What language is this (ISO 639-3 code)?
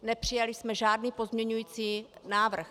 ces